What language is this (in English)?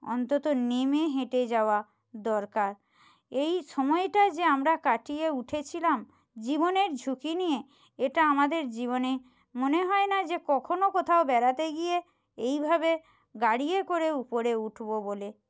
Bangla